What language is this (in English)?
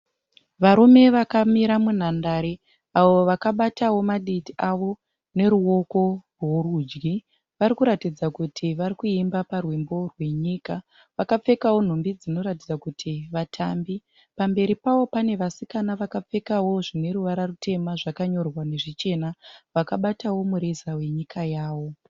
Shona